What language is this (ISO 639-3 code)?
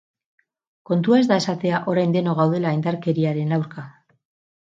eus